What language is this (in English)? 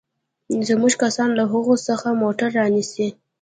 Pashto